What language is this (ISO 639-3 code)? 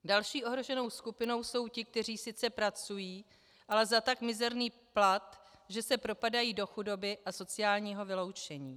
ces